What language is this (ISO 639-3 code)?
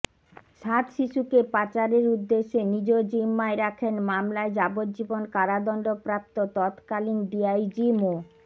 ben